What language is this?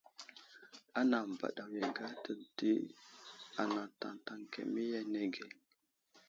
Wuzlam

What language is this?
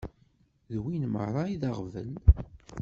Kabyle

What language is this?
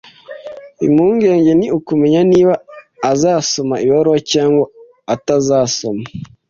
Kinyarwanda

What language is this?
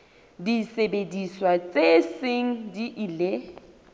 Southern Sotho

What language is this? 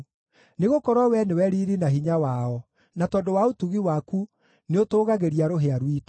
Kikuyu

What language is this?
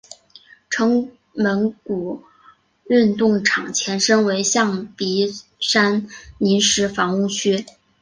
Chinese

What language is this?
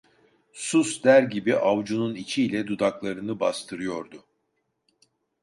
Turkish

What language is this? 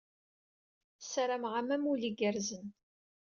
Kabyle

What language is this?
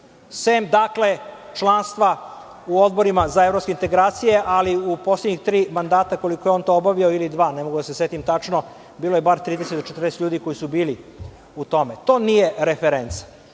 Serbian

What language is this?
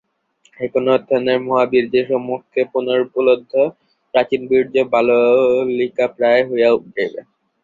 Bangla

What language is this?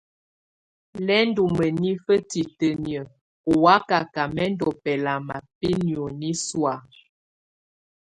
Tunen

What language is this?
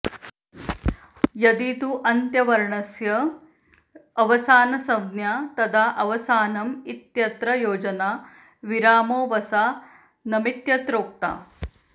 Sanskrit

